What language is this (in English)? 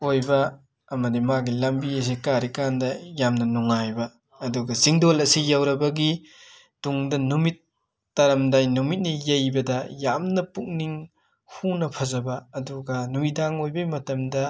Manipuri